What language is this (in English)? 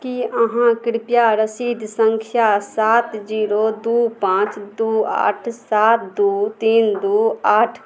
Maithili